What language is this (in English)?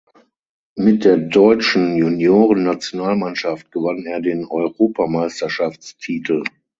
German